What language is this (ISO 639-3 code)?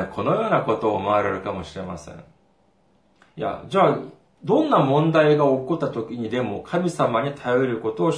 jpn